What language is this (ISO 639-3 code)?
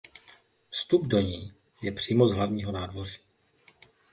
ces